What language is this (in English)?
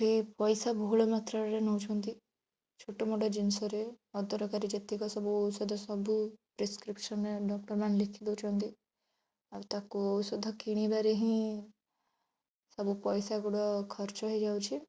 Odia